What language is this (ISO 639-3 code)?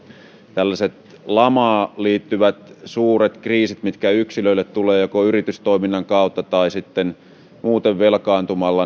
fin